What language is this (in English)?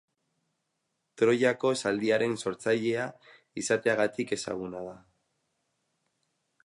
Basque